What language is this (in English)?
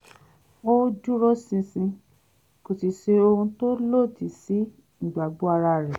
Yoruba